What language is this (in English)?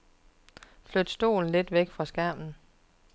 Danish